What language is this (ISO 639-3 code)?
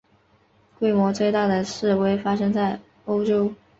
zho